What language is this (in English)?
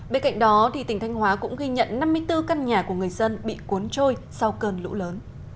Vietnamese